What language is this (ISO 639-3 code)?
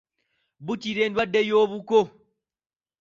lug